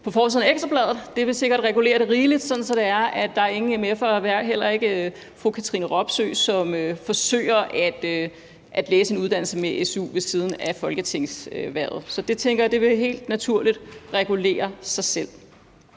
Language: Danish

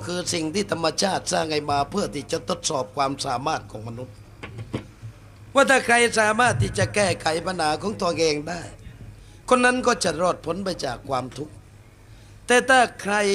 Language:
Thai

